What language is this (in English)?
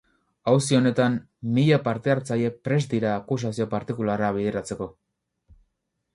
Basque